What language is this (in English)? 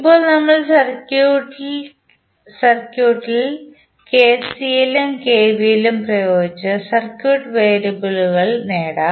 Malayalam